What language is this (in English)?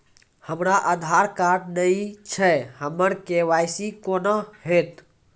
Maithili